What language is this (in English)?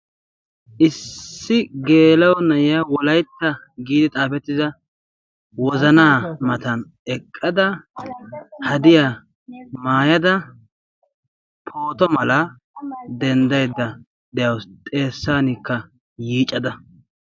Wolaytta